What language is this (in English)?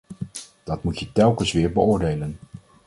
Dutch